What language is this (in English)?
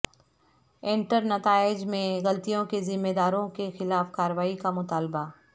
Urdu